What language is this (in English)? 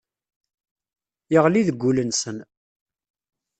Kabyle